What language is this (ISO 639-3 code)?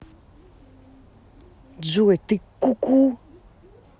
rus